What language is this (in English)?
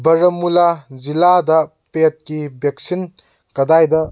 Manipuri